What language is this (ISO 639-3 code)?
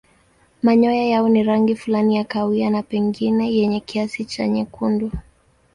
swa